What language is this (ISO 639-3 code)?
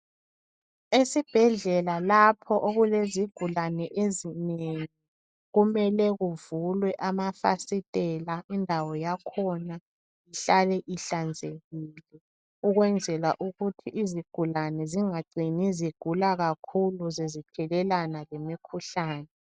nde